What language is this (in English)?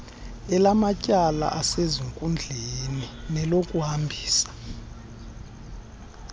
Xhosa